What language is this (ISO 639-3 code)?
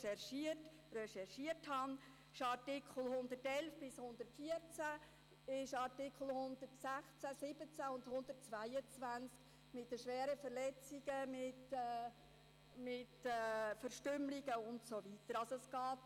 gsw